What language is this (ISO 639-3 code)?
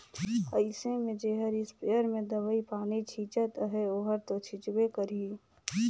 hne